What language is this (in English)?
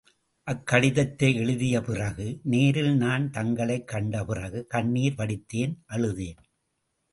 Tamil